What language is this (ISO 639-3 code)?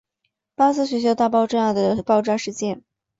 zho